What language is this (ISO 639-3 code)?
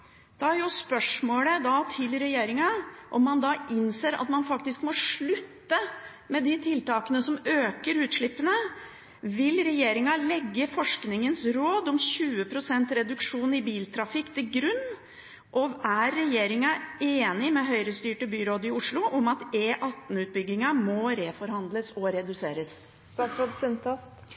nob